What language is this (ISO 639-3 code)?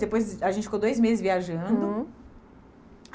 por